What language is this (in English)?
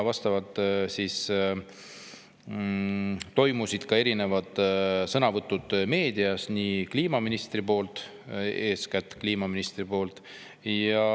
Estonian